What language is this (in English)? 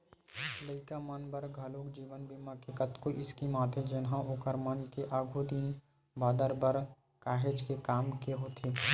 Chhattisgarhi